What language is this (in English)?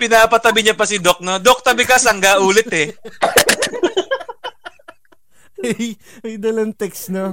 Filipino